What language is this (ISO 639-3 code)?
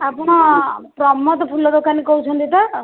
ori